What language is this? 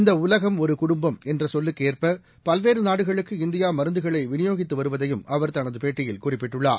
Tamil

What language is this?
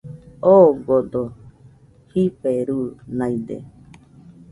Nüpode Huitoto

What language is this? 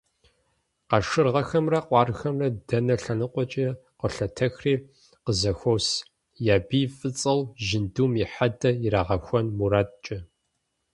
Kabardian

